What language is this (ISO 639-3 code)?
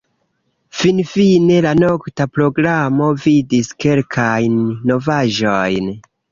epo